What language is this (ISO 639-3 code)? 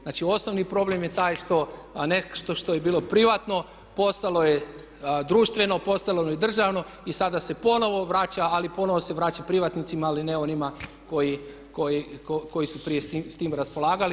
hrv